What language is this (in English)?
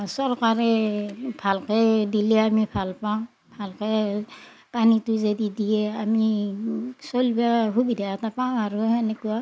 Assamese